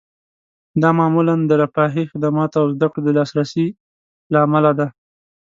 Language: Pashto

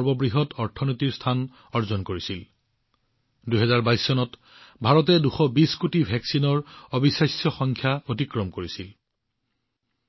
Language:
Assamese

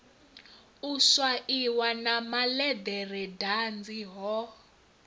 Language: Venda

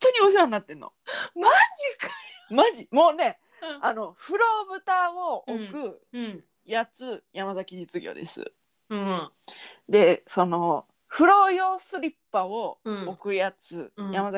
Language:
Japanese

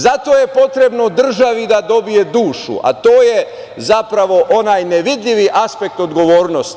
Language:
Serbian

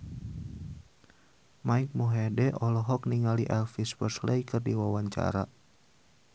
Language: Sundanese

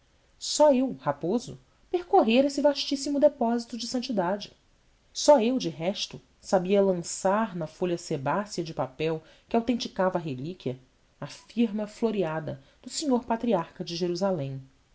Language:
Portuguese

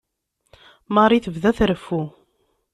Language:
Kabyle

